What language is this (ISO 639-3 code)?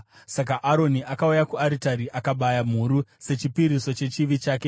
sna